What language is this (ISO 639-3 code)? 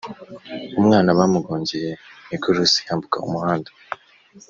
kin